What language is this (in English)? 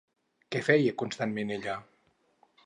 Catalan